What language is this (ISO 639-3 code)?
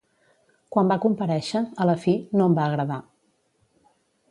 cat